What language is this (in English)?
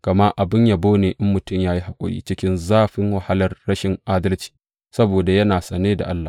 Hausa